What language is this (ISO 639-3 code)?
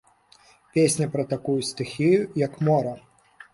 bel